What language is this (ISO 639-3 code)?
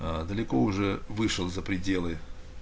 rus